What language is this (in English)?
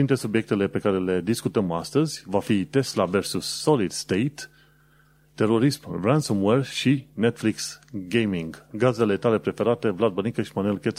Romanian